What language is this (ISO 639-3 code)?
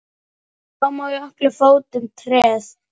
isl